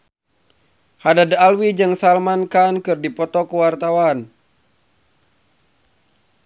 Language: Sundanese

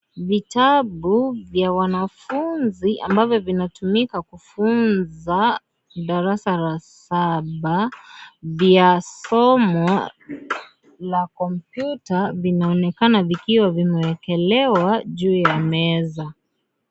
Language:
Swahili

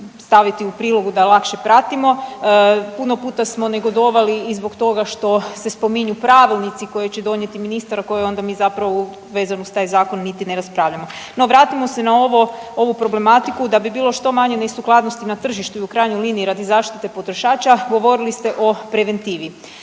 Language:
Croatian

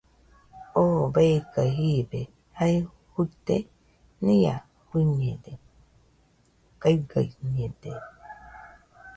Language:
Nüpode Huitoto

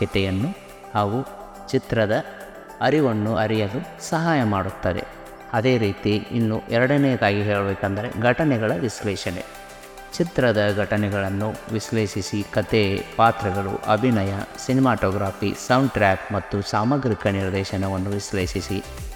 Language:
Kannada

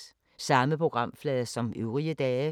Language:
Danish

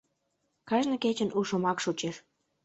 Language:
Mari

